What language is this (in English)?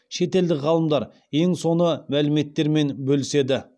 Kazakh